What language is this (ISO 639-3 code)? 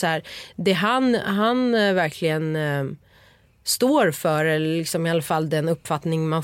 swe